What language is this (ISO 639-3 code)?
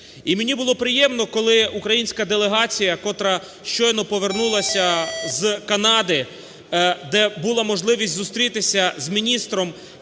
ukr